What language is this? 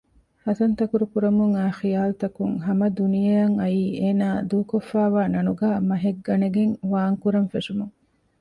Divehi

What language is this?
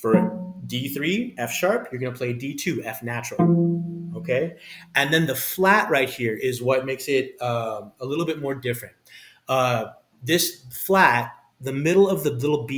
English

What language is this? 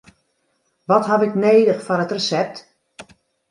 Western Frisian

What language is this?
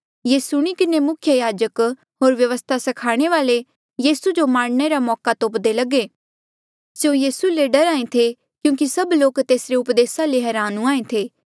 Mandeali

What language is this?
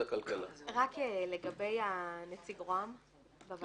Hebrew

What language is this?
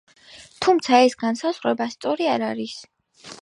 Georgian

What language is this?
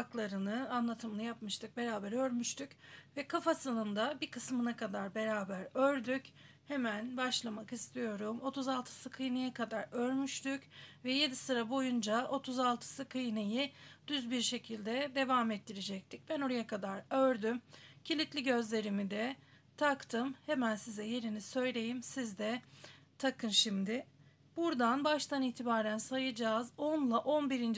Turkish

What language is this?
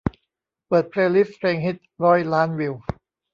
Thai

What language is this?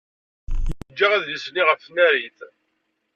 Kabyle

